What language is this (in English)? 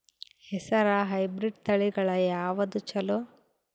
Kannada